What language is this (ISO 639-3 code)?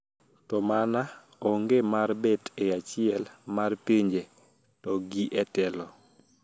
luo